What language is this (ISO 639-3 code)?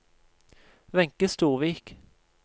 nor